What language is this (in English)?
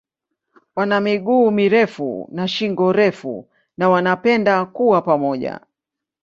Swahili